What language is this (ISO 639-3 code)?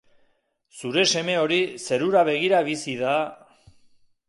eus